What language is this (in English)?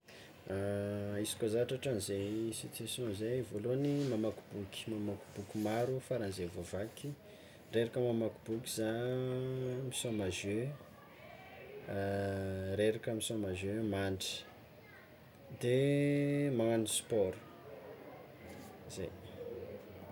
Tsimihety Malagasy